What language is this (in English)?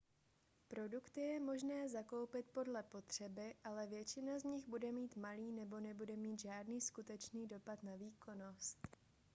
Czech